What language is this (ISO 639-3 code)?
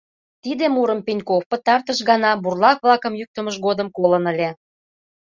chm